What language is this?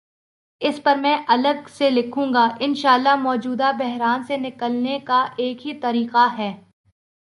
Urdu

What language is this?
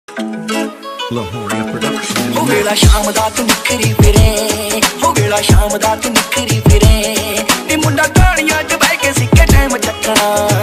Korean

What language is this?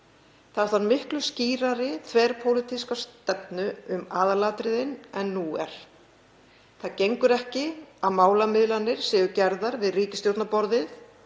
Icelandic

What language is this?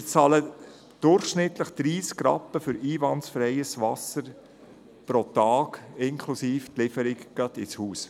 Swiss German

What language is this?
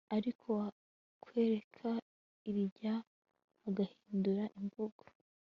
Kinyarwanda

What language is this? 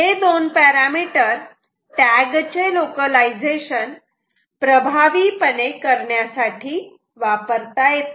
Marathi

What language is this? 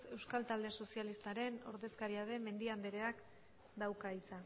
Basque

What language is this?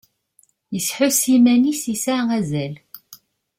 Kabyle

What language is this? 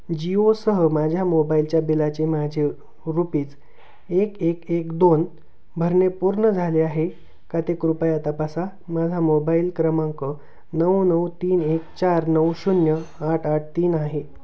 Marathi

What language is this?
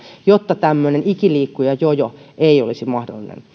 Finnish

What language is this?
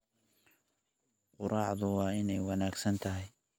Somali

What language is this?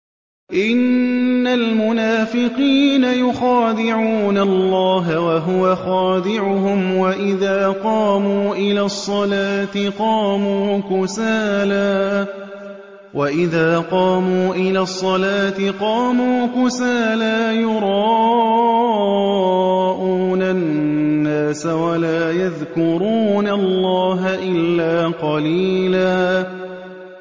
Arabic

